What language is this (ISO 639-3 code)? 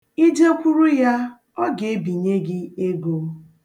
ibo